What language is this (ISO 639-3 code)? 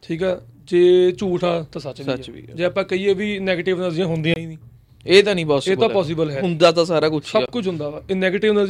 pan